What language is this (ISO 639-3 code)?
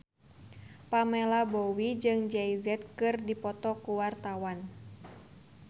sun